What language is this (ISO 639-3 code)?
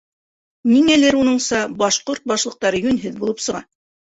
bak